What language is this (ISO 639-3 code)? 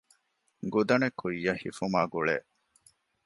div